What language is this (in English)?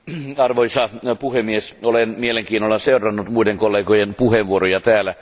Finnish